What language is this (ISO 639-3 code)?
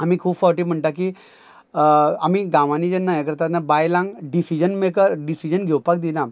kok